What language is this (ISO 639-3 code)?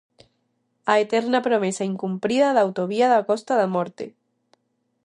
glg